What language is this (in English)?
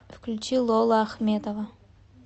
Russian